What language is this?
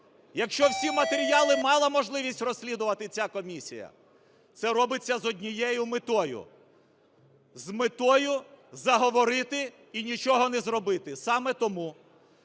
Ukrainian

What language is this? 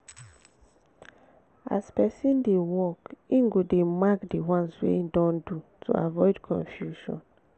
Nigerian Pidgin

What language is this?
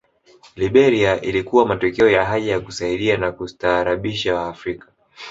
Swahili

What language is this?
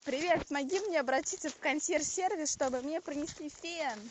Russian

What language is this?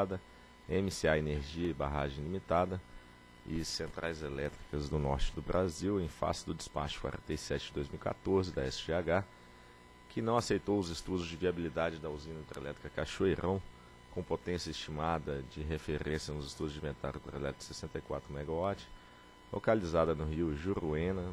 Portuguese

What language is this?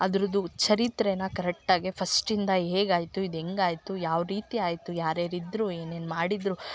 Kannada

